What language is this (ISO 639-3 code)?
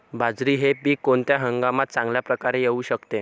mar